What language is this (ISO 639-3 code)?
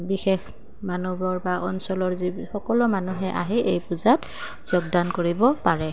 asm